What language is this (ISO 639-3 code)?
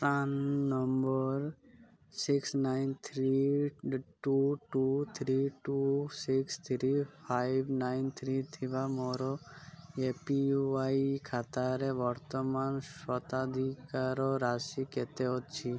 ori